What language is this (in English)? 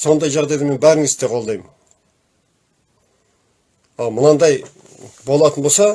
Turkish